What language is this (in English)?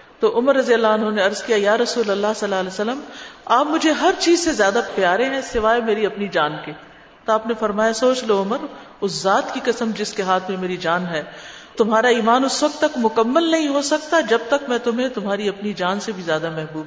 Urdu